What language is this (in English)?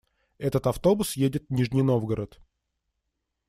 Russian